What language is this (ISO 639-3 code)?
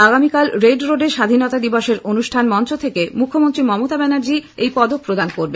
ben